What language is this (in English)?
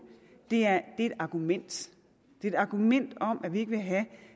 Danish